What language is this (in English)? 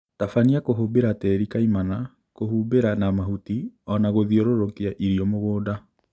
Kikuyu